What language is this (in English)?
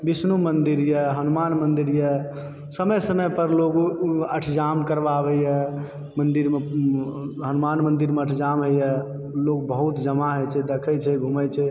Maithili